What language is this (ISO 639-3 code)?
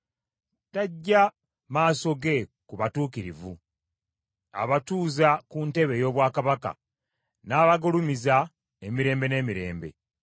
lug